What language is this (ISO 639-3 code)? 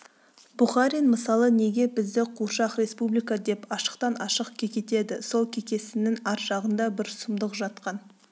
kaz